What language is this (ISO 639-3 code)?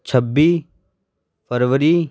pan